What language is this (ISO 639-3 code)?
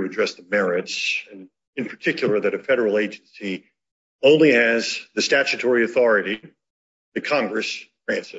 eng